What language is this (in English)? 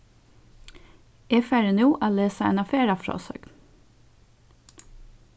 Faroese